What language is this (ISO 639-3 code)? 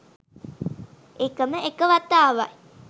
sin